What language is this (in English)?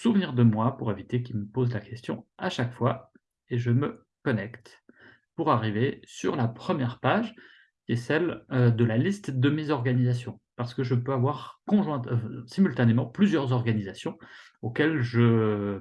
French